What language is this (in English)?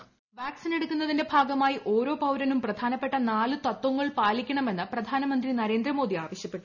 Malayalam